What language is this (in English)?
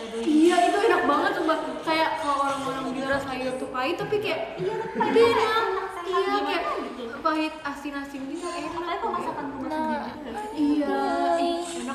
Indonesian